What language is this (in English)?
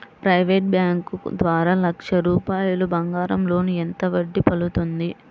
Telugu